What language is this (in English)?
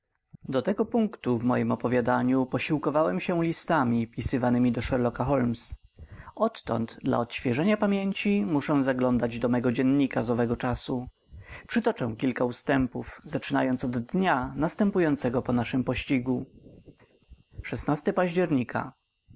Polish